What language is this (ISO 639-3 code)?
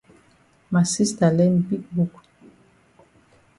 wes